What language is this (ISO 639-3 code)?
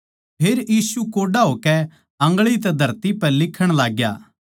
bgc